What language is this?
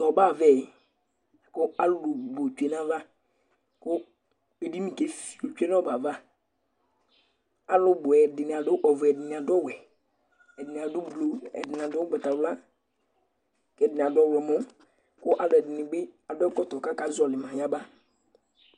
Ikposo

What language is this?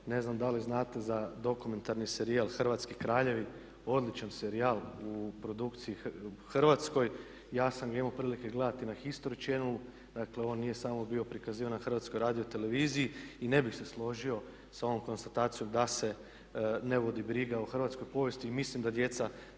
Croatian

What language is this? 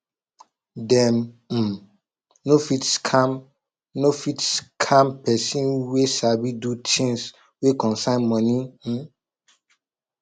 Nigerian Pidgin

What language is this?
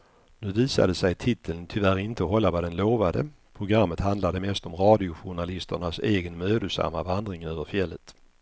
Swedish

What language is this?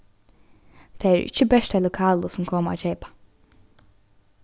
Faroese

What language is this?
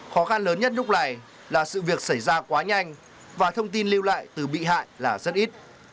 Vietnamese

